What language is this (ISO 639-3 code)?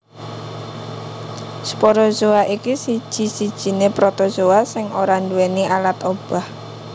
jav